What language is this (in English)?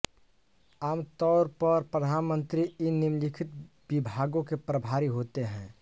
Hindi